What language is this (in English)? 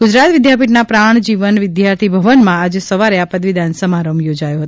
Gujarati